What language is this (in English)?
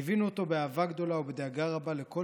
Hebrew